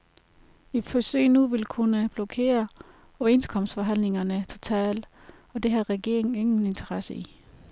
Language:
Danish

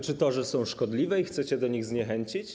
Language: Polish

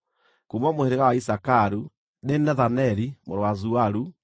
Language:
Kikuyu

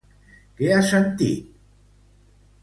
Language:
Catalan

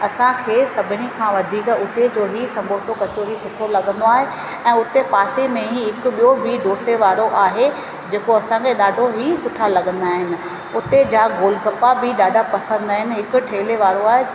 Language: Sindhi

